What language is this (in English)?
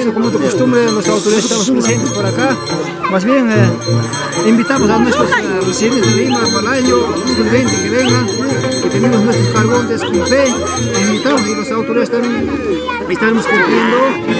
Spanish